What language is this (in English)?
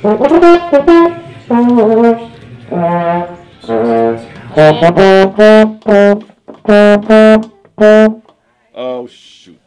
English